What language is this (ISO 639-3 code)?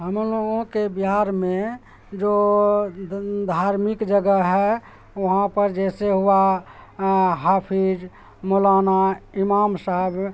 urd